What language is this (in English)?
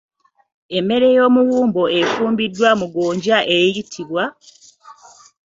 Ganda